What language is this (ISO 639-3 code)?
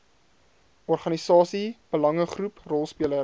afr